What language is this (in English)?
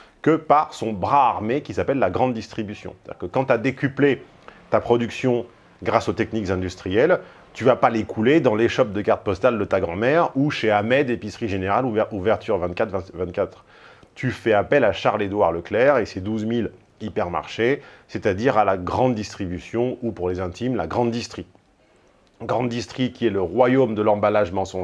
French